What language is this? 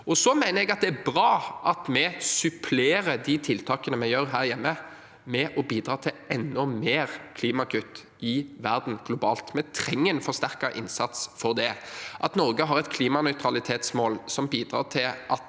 Norwegian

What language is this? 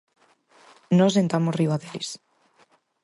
Galician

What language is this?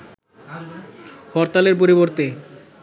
Bangla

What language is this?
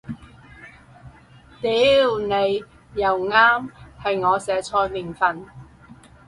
Cantonese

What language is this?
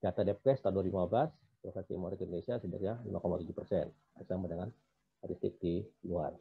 Indonesian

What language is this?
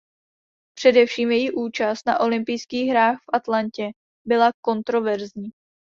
Czech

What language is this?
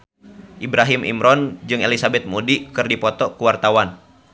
Sundanese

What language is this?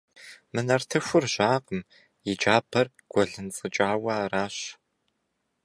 Kabardian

